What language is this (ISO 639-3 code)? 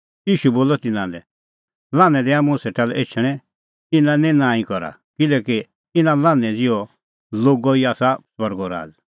kfx